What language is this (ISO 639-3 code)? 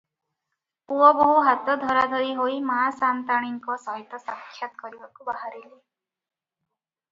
ori